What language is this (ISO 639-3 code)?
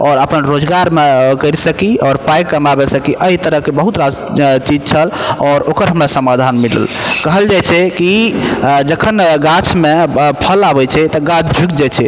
mai